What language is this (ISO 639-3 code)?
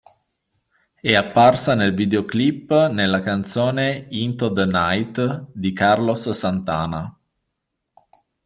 ita